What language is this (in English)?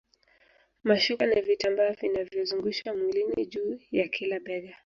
Swahili